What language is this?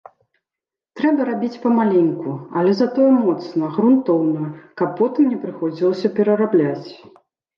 Belarusian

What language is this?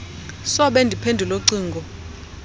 Xhosa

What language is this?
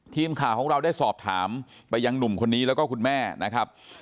Thai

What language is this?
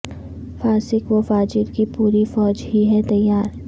Urdu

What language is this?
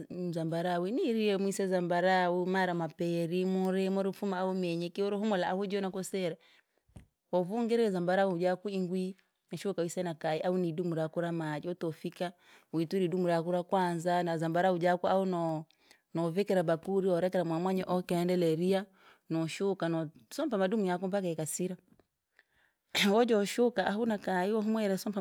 Langi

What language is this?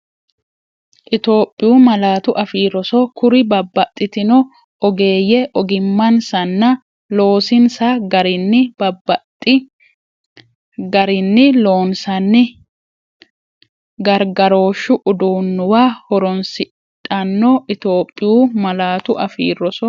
Sidamo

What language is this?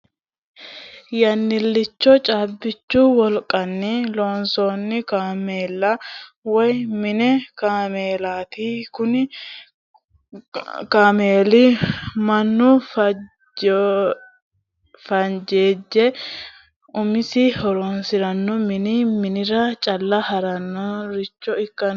Sidamo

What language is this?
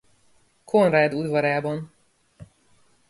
Hungarian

